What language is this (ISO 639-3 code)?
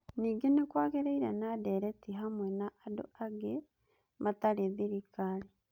kik